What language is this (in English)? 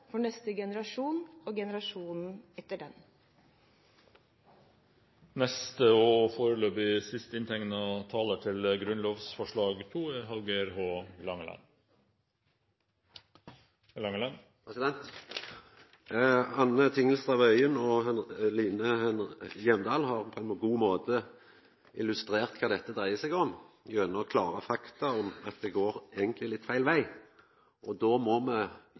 Norwegian